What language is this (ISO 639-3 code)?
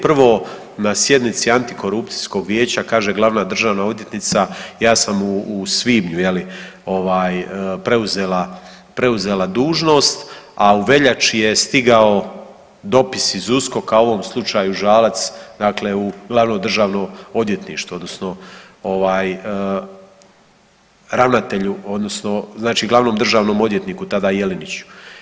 hrv